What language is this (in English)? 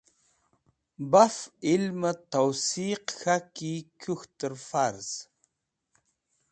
Wakhi